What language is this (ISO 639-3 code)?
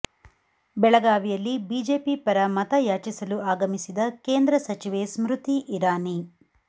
kan